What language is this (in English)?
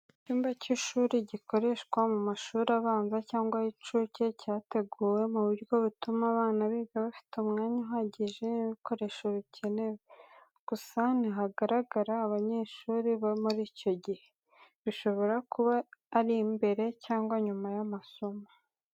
Kinyarwanda